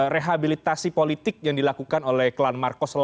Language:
Indonesian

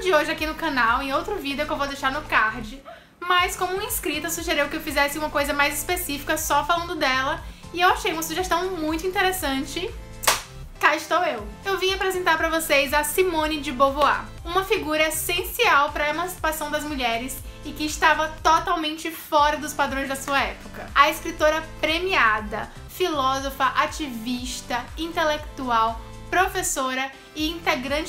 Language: Portuguese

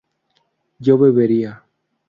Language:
Spanish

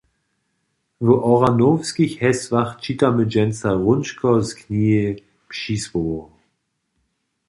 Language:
Upper Sorbian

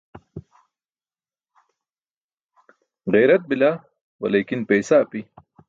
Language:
Burushaski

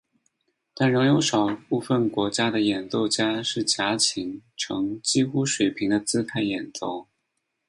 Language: Chinese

